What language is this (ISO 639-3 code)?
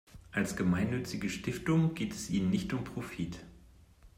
deu